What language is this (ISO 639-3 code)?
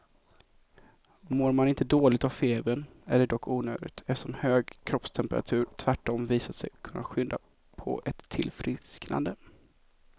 swe